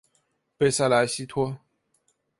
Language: Chinese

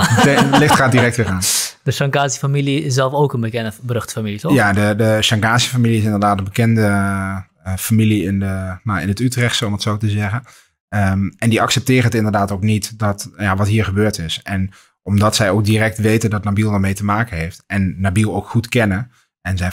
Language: Dutch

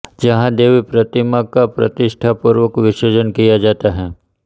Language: Hindi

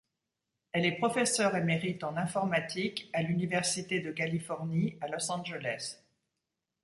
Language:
French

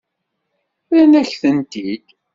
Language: Kabyle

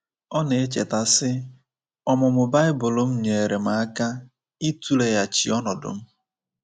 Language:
Igbo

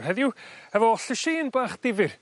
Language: Welsh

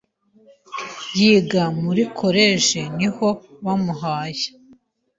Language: Kinyarwanda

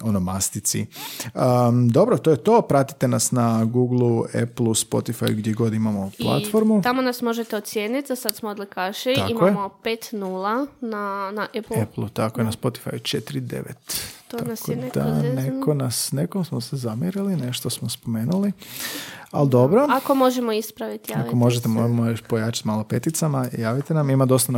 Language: Croatian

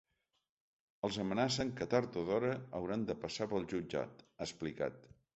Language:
Catalan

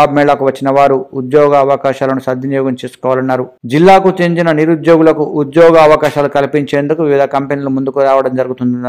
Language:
Telugu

